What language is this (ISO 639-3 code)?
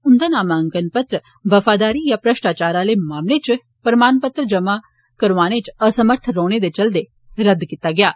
doi